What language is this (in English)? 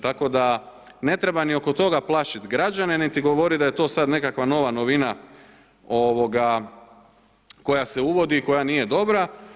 Croatian